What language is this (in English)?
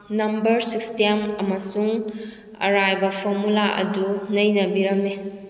Manipuri